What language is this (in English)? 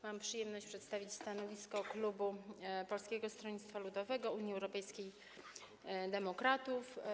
Polish